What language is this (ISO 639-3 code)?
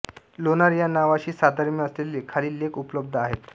mar